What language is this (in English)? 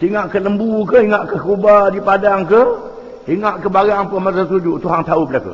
Malay